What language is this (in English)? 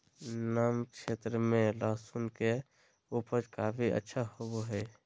Magahi